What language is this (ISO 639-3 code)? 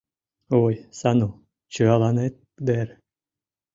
chm